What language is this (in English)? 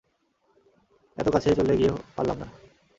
Bangla